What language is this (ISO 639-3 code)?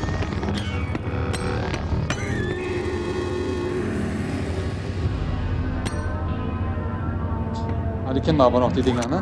deu